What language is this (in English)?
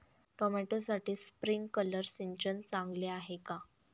Marathi